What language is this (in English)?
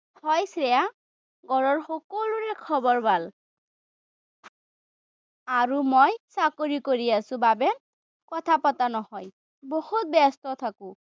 Assamese